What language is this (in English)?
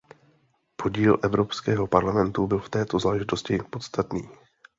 Czech